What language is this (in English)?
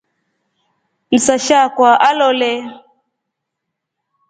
Rombo